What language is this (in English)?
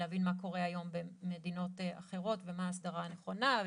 Hebrew